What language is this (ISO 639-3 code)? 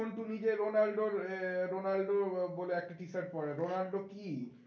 ben